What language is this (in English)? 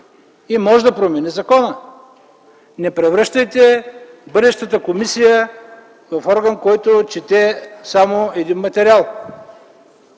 Bulgarian